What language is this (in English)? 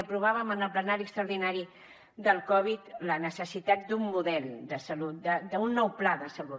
Catalan